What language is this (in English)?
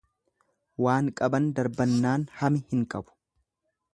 Oromo